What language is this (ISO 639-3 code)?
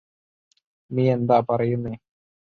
mal